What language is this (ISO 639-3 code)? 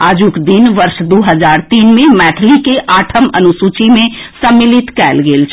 mai